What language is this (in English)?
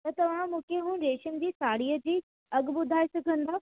Sindhi